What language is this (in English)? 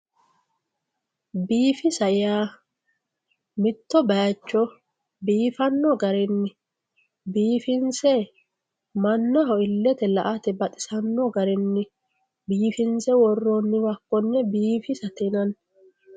Sidamo